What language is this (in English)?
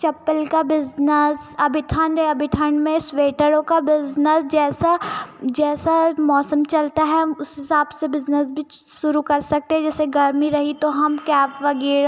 Hindi